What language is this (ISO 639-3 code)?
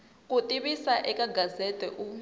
tso